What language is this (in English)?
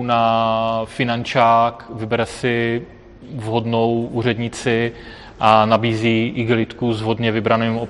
Czech